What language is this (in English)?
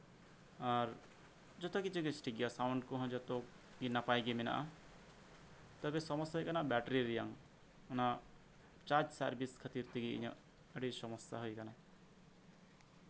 Santali